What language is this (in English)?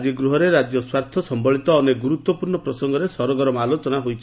Odia